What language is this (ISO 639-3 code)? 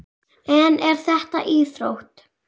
isl